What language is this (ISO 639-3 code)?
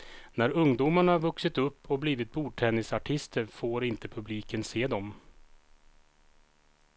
swe